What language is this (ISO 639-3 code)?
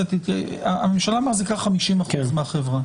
heb